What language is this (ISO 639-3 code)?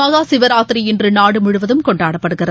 tam